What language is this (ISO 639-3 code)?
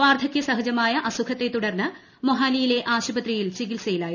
mal